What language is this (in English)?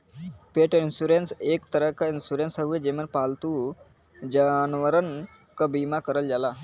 Bhojpuri